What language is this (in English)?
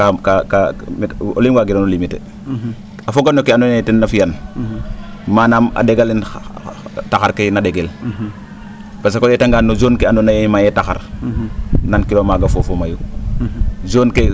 Serer